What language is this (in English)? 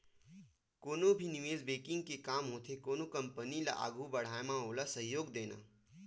Chhattisgarhi